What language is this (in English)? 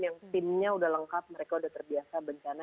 Indonesian